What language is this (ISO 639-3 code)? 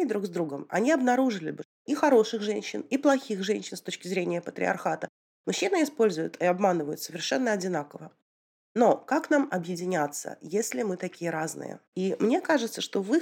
rus